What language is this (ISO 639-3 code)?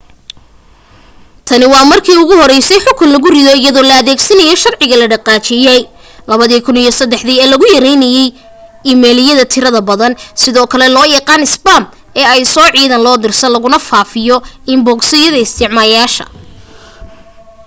som